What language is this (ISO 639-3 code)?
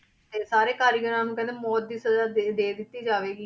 pan